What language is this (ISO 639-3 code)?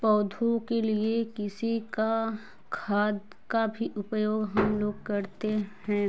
hin